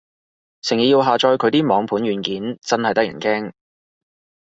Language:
Cantonese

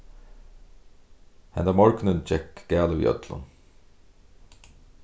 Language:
Faroese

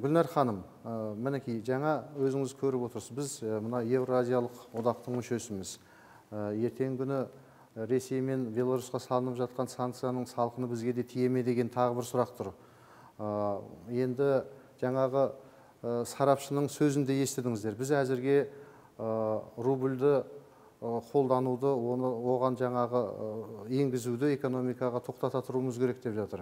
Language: Turkish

